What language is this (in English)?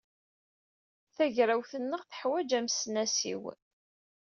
Kabyle